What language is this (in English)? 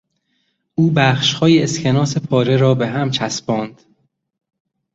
Persian